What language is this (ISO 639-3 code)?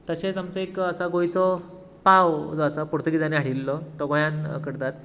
kok